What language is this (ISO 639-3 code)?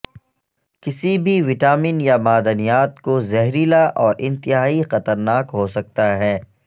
urd